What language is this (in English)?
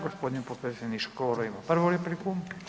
Croatian